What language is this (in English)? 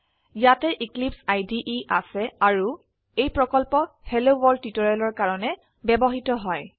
Assamese